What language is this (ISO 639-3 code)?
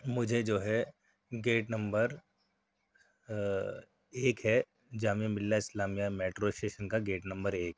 urd